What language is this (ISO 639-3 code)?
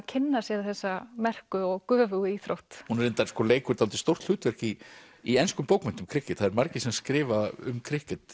isl